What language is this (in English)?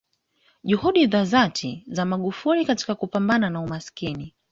Swahili